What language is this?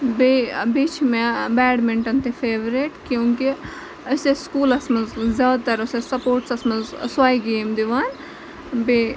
Kashmiri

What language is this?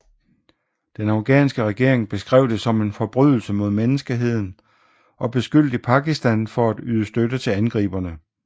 Danish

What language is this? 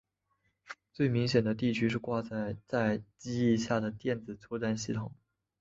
Chinese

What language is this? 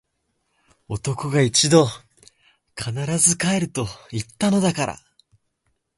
Japanese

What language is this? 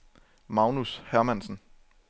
Danish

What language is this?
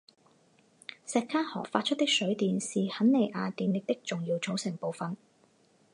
Chinese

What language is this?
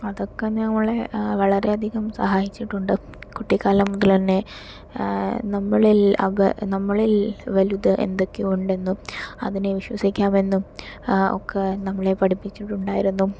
Malayalam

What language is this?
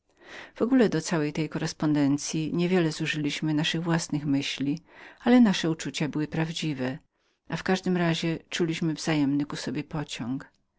Polish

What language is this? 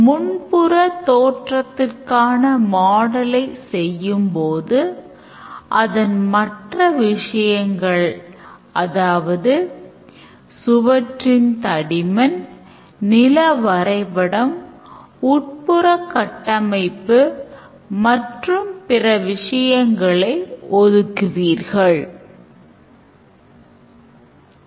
Tamil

